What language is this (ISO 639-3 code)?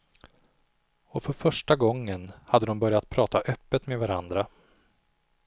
swe